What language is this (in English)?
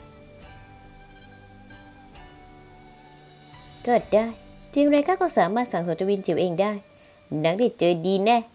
Thai